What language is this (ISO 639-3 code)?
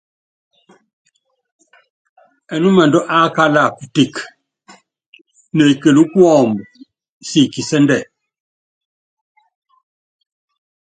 yav